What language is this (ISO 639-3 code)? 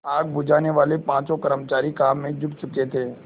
hin